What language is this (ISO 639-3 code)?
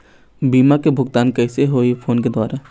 hne